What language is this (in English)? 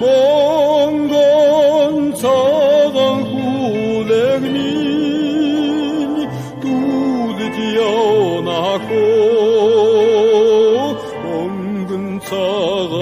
Arabic